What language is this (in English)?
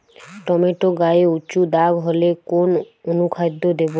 Bangla